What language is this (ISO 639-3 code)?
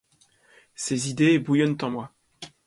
fra